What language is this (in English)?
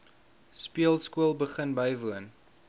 Afrikaans